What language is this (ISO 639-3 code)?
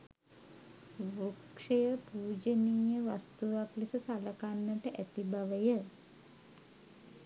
sin